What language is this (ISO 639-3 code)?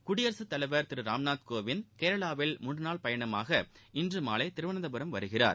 tam